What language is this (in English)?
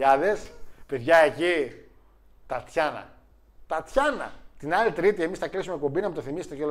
Greek